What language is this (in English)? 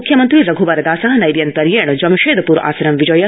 Sanskrit